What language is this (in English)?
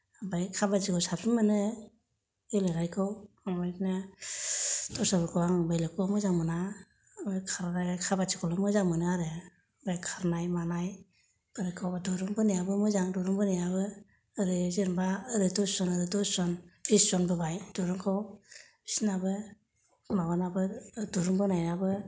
Bodo